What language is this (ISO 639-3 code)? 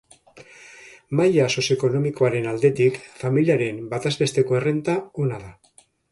eus